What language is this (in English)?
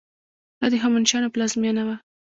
Pashto